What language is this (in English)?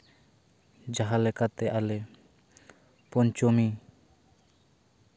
Santali